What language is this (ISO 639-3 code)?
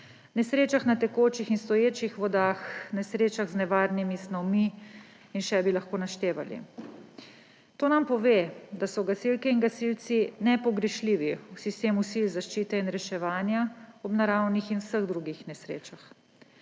slv